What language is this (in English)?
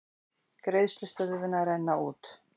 Icelandic